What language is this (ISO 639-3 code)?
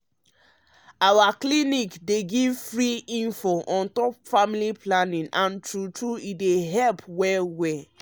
pcm